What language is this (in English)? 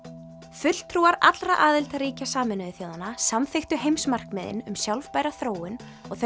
Icelandic